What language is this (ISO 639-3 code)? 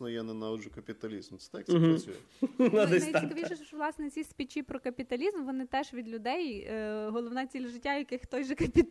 ukr